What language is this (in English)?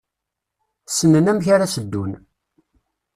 Kabyle